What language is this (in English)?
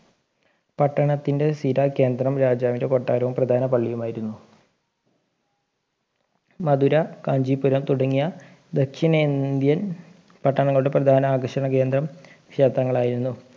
Malayalam